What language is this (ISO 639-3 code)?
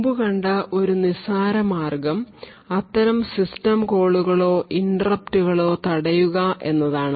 mal